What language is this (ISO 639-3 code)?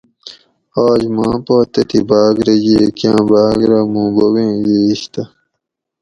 gwc